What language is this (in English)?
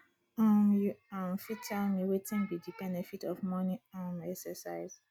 Nigerian Pidgin